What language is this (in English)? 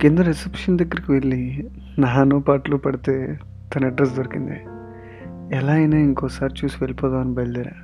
Telugu